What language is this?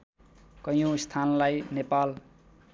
Nepali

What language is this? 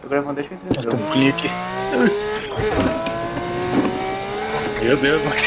Portuguese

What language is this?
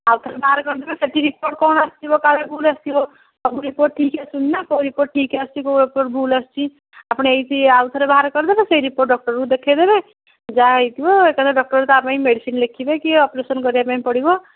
Odia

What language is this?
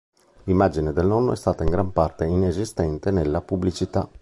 Italian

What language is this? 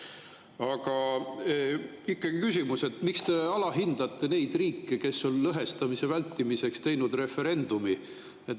Estonian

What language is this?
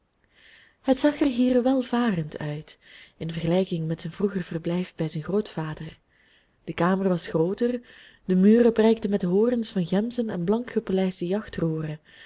Dutch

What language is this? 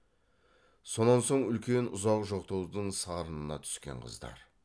Kazakh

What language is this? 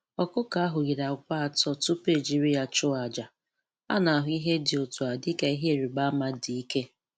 Igbo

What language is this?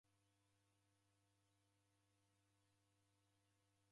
Taita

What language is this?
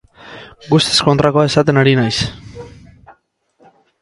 Basque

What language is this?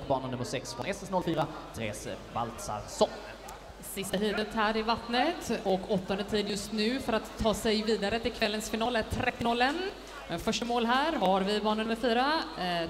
Swedish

